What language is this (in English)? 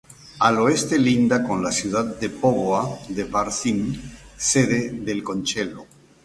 Spanish